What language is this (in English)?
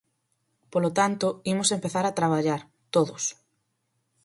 Galician